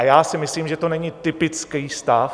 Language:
Czech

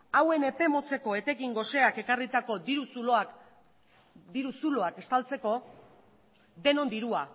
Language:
Basque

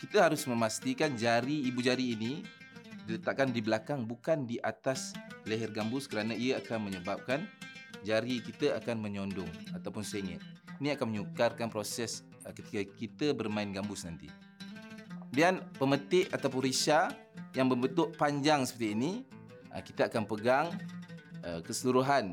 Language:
Malay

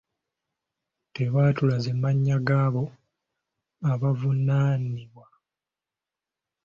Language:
Ganda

